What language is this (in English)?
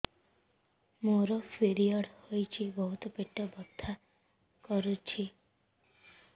Odia